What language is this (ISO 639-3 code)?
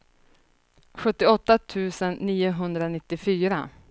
swe